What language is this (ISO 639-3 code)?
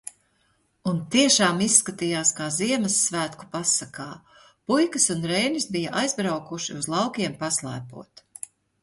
lav